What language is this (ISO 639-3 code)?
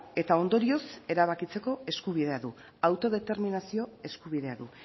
eus